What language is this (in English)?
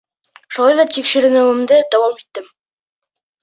Bashkir